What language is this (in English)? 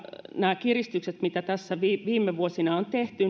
Finnish